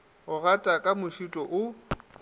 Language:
Northern Sotho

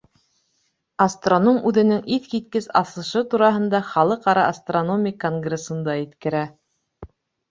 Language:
Bashkir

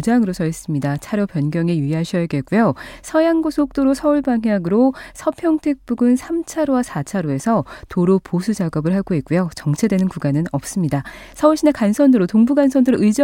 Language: Korean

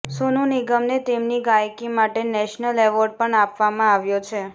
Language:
Gujarati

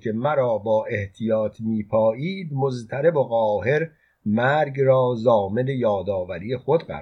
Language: Persian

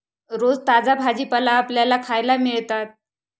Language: Marathi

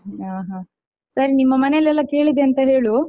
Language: Kannada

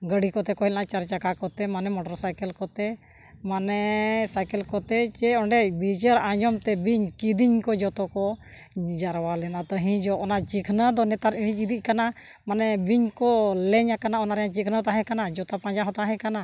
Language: Santali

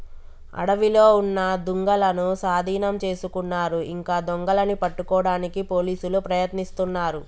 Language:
Telugu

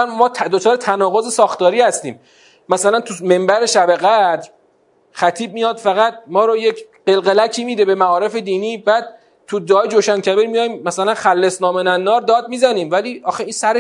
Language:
Persian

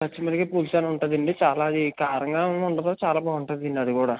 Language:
Telugu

